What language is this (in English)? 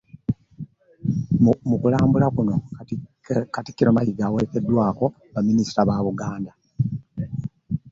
Ganda